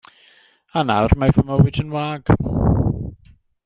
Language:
Welsh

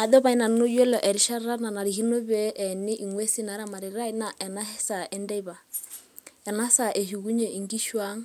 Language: Masai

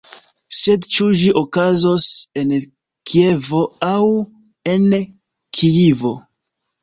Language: Esperanto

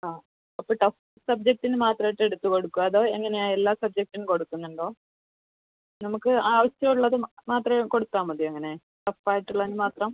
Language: Malayalam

